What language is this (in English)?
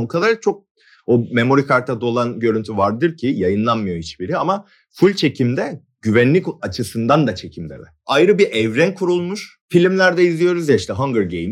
Turkish